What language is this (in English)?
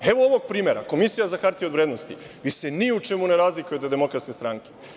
Serbian